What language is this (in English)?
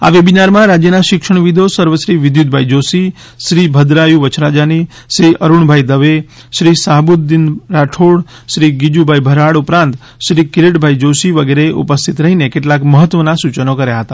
Gujarati